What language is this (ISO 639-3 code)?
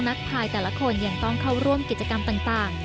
tha